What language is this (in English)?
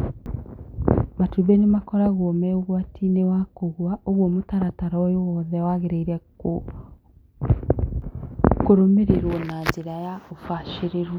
Kikuyu